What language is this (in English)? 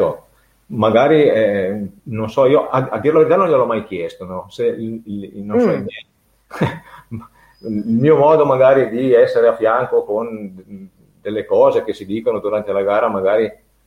Italian